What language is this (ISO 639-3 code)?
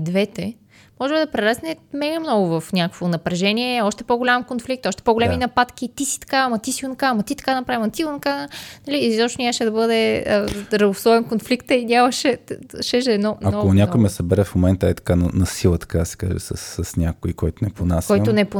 bul